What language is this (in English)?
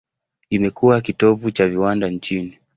Swahili